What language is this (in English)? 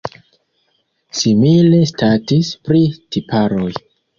Esperanto